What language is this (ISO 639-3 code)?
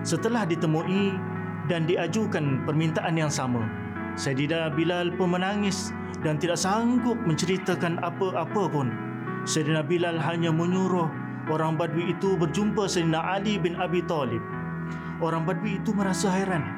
msa